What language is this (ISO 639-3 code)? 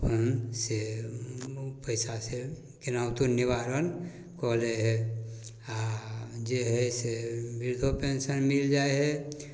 mai